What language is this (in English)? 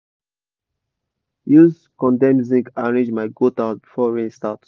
Nigerian Pidgin